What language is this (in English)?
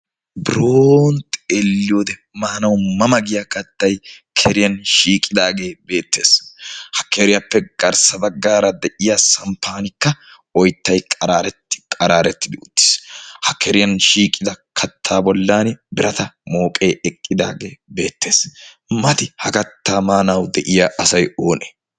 Wolaytta